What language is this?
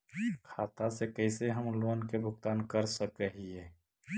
Magahi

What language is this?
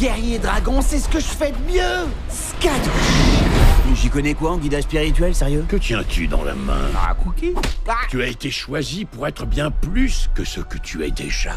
French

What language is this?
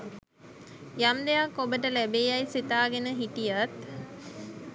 Sinhala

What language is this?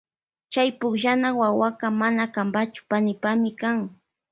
Loja Highland Quichua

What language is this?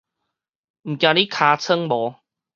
Min Nan Chinese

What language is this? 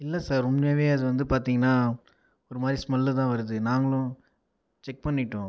Tamil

